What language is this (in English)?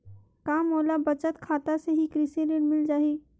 Chhattisgarhi